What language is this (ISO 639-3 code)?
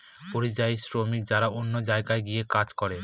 ben